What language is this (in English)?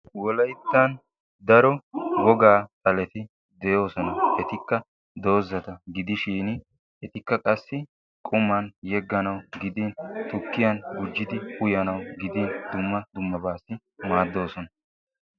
Wolaytta